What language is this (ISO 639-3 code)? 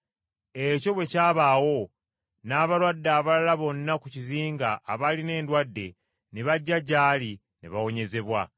lug